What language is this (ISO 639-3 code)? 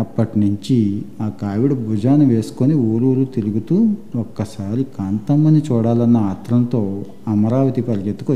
tel